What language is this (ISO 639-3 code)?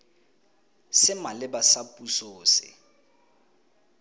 tsn